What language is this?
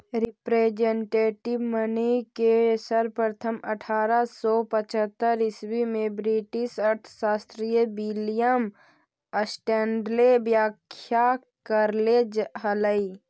Magahi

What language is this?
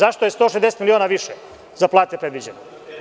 Serbian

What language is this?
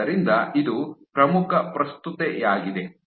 Kannada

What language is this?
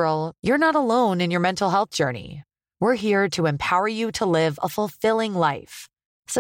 Persian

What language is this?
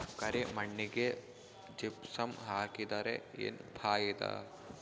Kannada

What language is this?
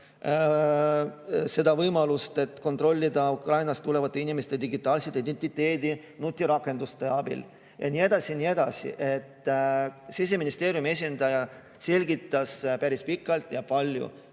Estonian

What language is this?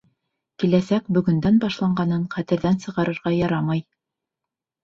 Bashkir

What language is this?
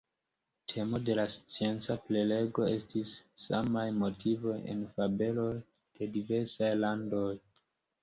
Esperanto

